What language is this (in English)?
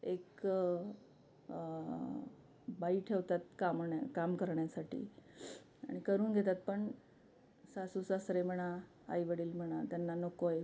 Marathi